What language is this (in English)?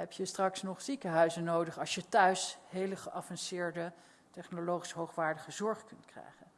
Dutch